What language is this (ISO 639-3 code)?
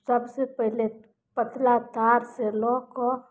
mai